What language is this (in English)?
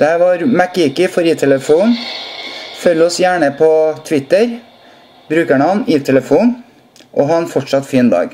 Norwegian